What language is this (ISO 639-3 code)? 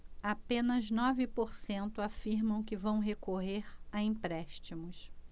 por